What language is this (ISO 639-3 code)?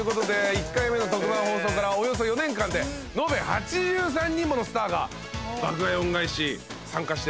jpn